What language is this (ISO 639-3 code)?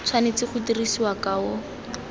tsn